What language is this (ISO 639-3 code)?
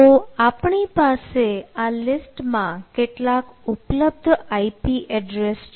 guj